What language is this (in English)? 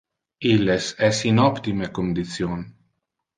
Interlingua